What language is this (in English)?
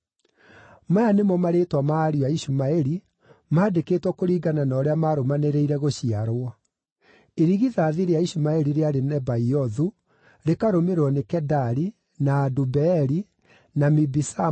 Kikuyu